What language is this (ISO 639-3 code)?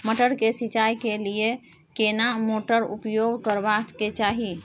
mai